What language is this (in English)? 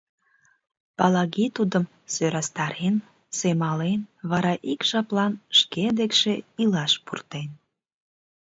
Mari